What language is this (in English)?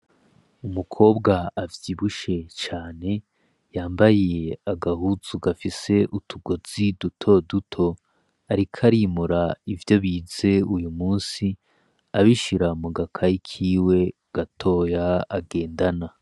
Rundi